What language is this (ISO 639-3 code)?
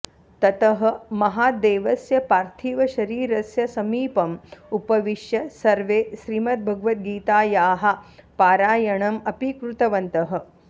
san